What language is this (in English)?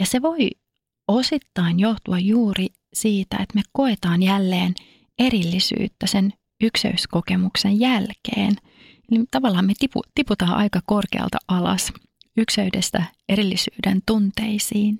Finnish